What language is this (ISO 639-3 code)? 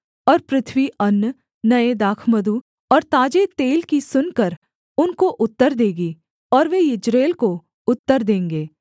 hin